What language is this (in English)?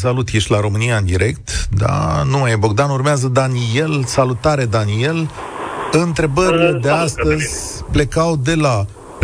Romanian